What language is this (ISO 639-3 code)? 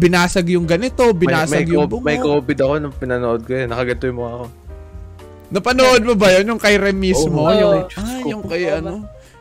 fil